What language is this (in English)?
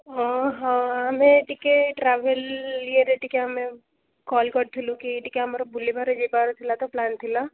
Odia